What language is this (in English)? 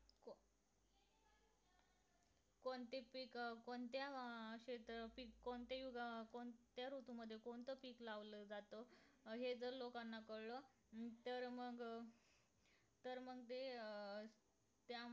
Marathi